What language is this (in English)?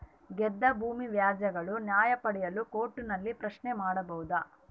Kannada